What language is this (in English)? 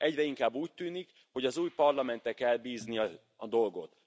Hungarian